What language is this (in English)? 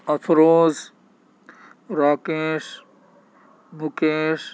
Urdu